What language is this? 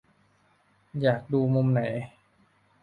Thai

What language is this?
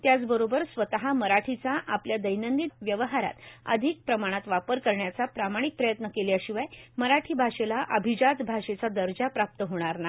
Marathi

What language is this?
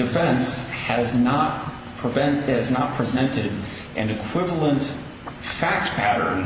English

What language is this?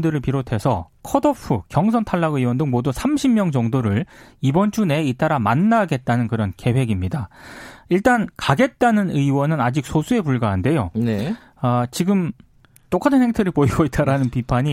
Korean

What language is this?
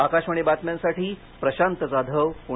Marathi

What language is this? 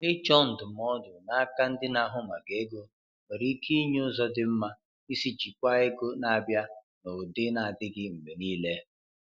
Igbo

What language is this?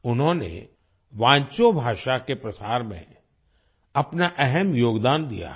Hindi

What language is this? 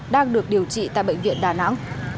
Vietnamese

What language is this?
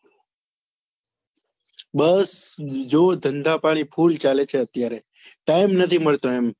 Gujarati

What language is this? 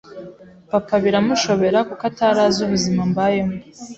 Kinyarwanda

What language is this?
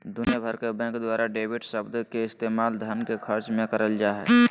Magahi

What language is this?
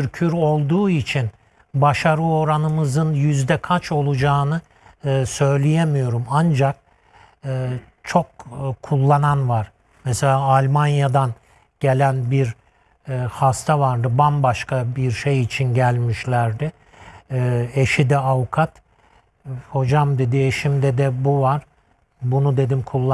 Turkish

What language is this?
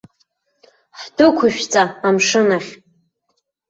Abkhazian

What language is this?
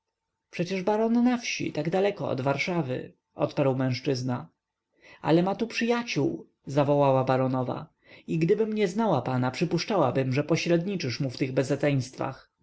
Polish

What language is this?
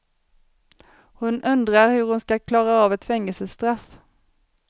Swedish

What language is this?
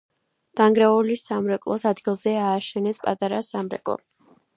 Georgian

